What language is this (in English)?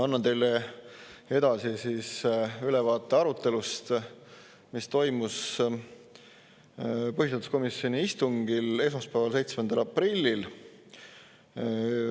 Estonian